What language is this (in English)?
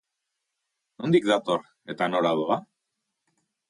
Basque